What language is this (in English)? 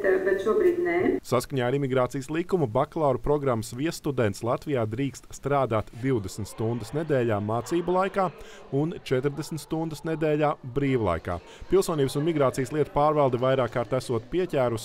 Latvian